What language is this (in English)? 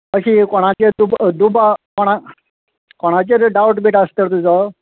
Konkani